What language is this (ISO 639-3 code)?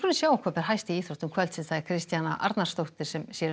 isl